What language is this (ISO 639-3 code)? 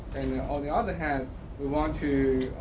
eng